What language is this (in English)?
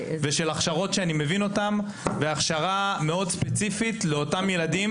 Hebrew